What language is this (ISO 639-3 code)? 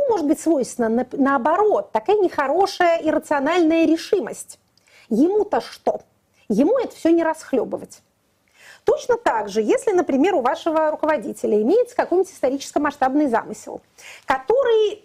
rus